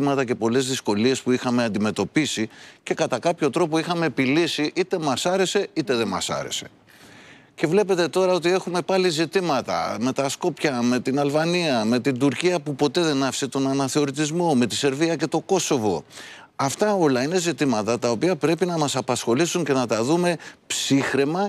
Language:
Greek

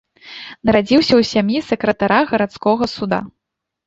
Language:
Belarusian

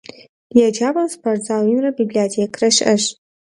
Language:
Kabardian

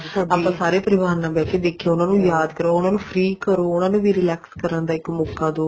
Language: Punjabi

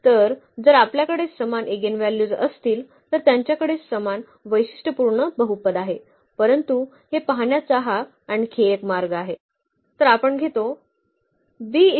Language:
Marathi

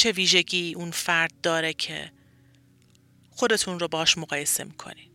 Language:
Persian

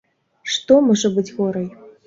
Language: Belarusian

